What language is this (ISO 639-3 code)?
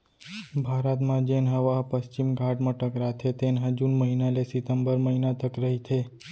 hne